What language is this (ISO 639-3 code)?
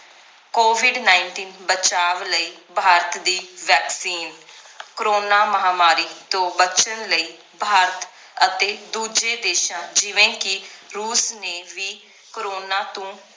pan